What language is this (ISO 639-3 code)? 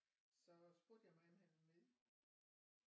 dan